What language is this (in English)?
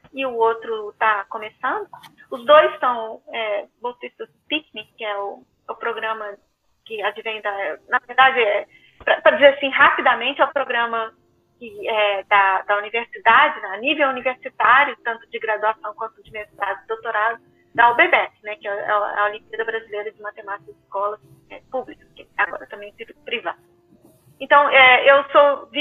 Portuguese